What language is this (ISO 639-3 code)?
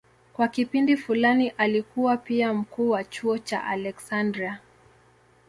swa